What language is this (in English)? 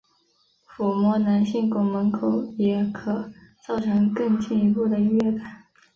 Chinese